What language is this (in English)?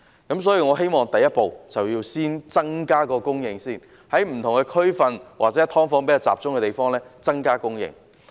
Cantonese